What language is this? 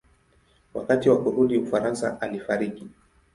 Swahili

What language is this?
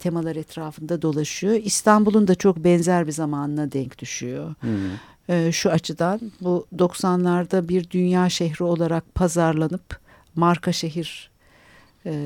Turkish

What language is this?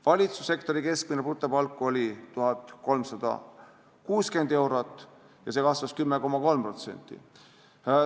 Estonian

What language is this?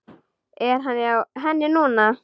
Icelandic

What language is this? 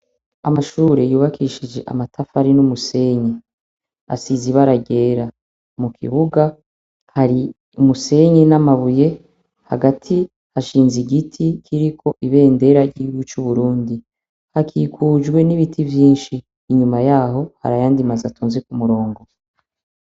Rundi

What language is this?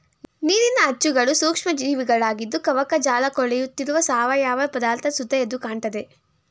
Kannada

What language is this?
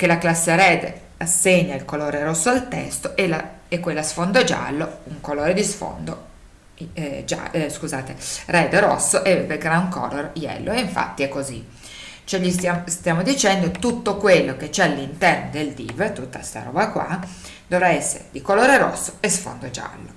Italian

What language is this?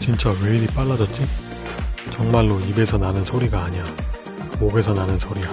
Korean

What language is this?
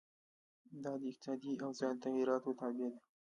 Pashto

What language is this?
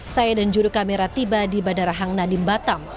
Indonesian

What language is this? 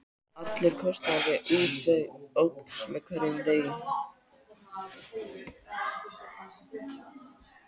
Icelandic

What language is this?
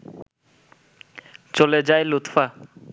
Bangla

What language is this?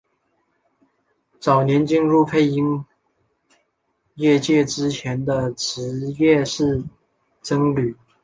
Chinese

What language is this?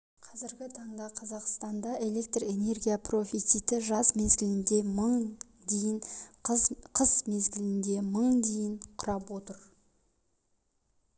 Kazakh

